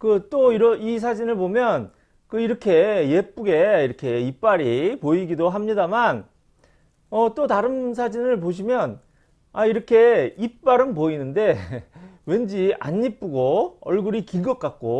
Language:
Korean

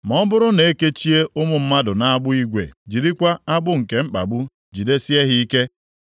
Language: Igbo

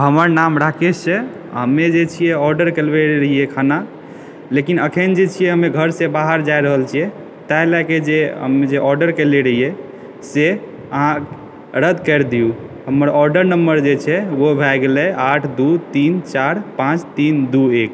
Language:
Maithili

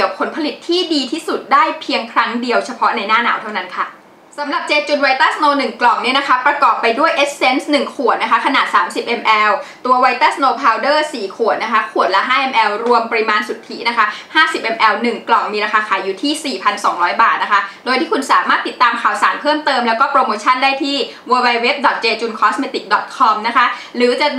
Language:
Thai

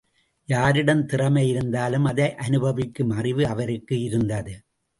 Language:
Tamil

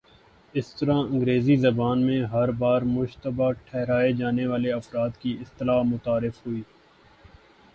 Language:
Urdu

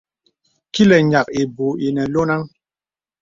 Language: Bebele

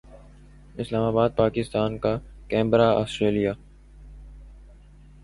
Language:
Urdu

